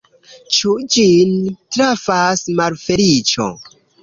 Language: Esperanto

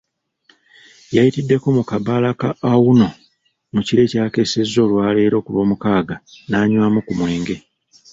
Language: Ganda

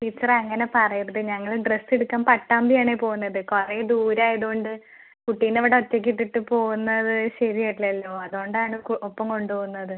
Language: Malayalam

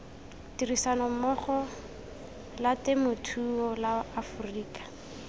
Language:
Tswana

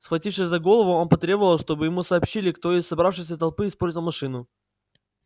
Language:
Russian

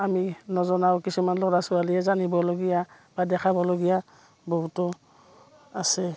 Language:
Assamese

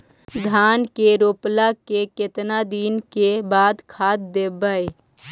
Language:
Magahi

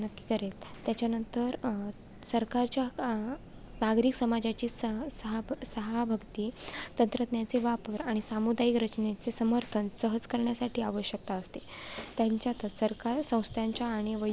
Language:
Marathi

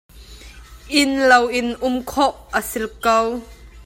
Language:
Hakha Chin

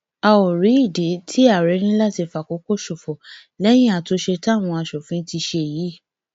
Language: Yoruba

